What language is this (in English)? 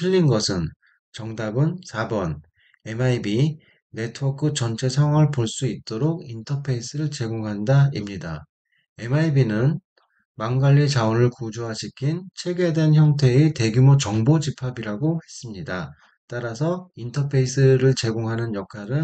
Korean